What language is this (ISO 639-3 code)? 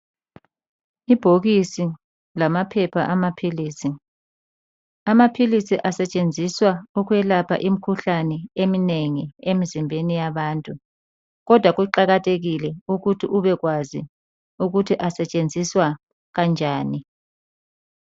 nde